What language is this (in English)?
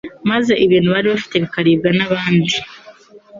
Kinyarwanda